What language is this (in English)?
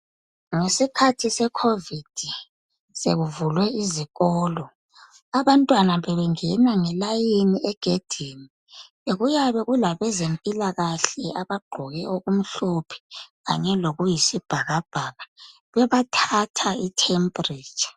North Ndebele